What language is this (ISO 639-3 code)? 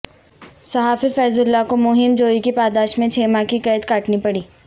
urd